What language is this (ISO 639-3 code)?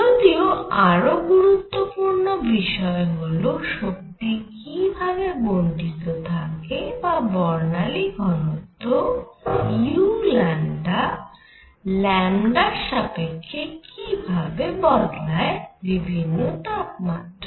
ben